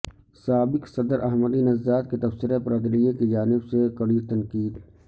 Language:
Urdu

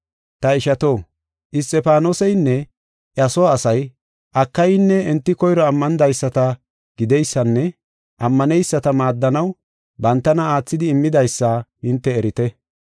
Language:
Gofa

